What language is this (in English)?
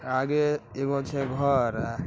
Magahi